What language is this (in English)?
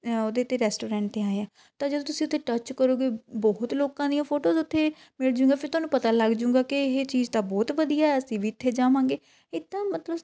Punjabi